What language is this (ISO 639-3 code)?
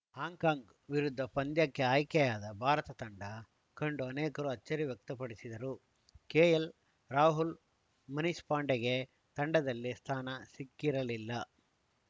kan